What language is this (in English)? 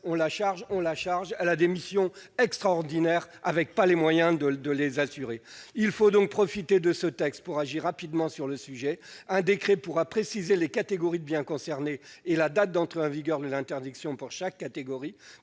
French